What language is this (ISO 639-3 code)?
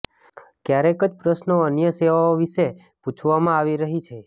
guj